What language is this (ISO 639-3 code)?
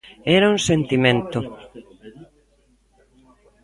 glg